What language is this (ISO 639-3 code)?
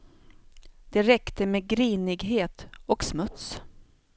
swe